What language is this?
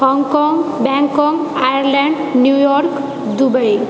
Maithili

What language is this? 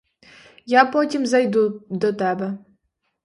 Ukrainian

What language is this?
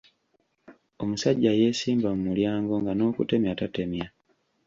Ganda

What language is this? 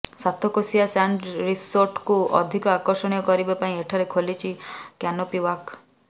Odia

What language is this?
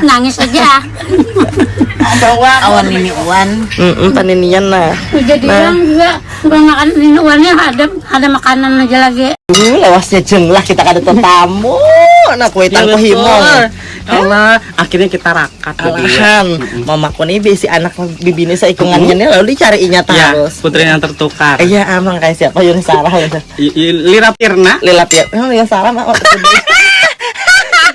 Indonesian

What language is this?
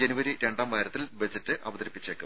Malayalam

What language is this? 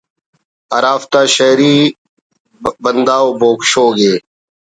Brahui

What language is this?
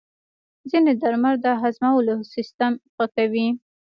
Pashto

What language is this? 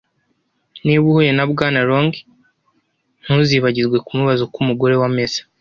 Kinyarwanda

